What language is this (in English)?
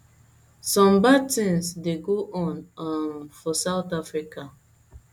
Nigerian Pidgin